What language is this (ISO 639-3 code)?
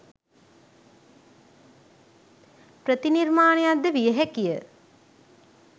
sin